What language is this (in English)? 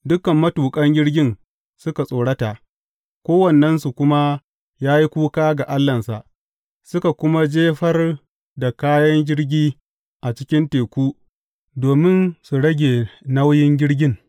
Hausa